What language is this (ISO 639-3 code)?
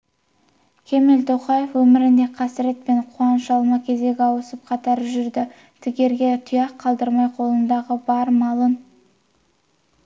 kaz